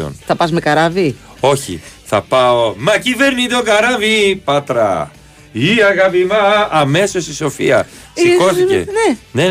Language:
Greek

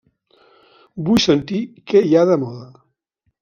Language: Catalan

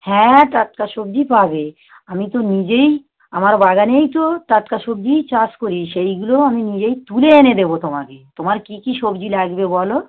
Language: Bangla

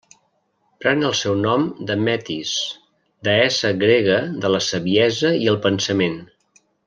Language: Catalan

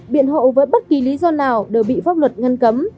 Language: Vietnamese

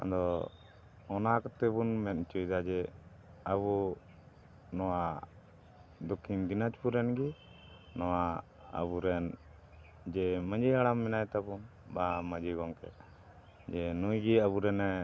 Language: Santali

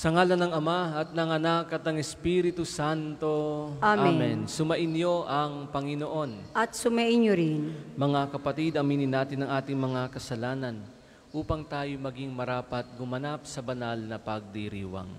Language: Filipino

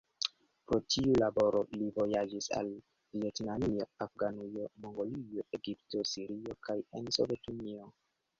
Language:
Esperanto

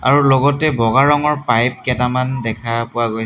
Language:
Assamese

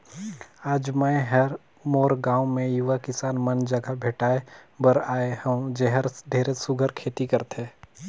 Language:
Chhattisgarhi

